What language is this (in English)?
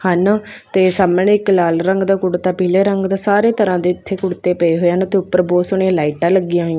Punjabi